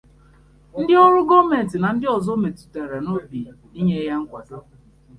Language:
Igbo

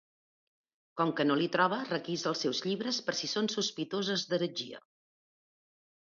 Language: Catalan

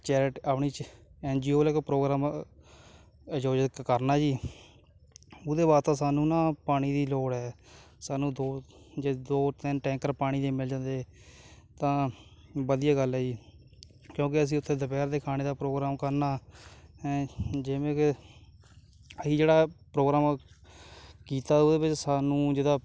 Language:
Punjabi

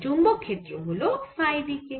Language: Bangla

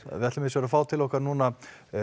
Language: Icelandic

